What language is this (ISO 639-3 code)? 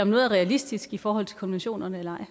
dan